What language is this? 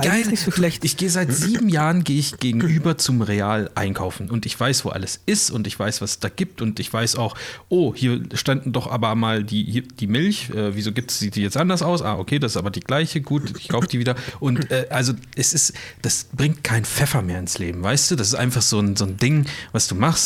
German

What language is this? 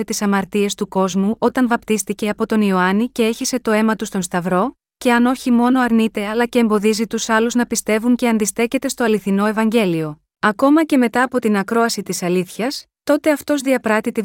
Greek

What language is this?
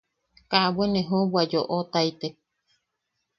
Yaqui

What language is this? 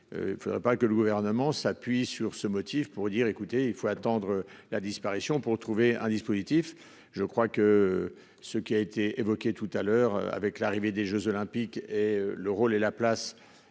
French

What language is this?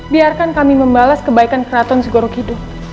Indonesian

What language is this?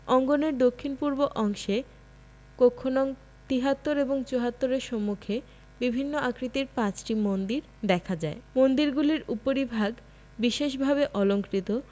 Bangla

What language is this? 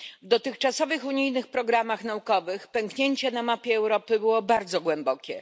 Polish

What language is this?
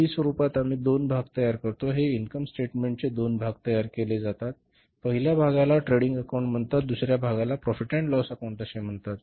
Marathi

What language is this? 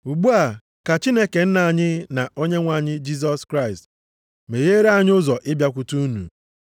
Igbo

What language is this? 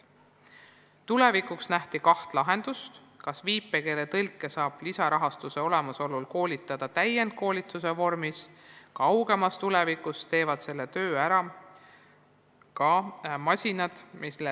Estonian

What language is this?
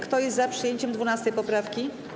Polish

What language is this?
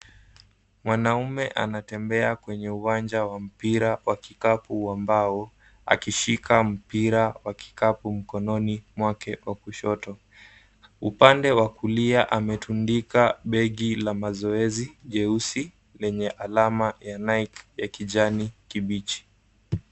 Swahili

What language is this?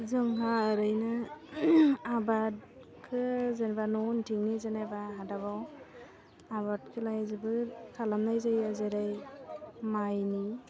Bodo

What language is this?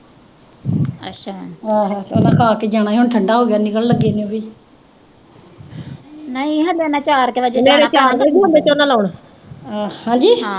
Punjabi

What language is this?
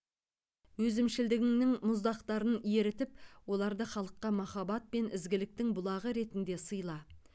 Kazakh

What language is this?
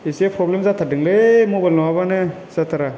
Bodo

